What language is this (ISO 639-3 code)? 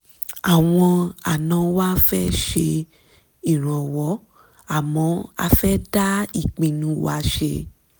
yor